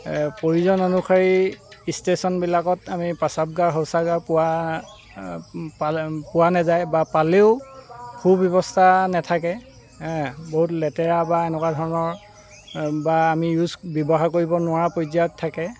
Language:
Assamese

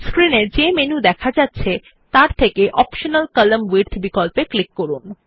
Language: Bangla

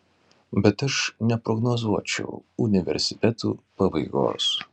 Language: Lithuanian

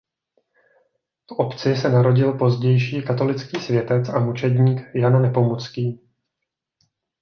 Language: Czech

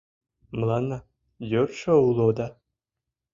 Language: Mari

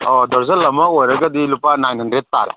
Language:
Manipuri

